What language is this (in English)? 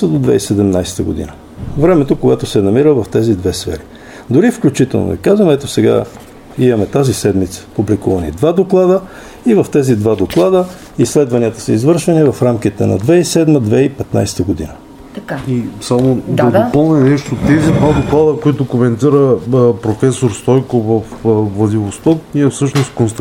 Bulgarian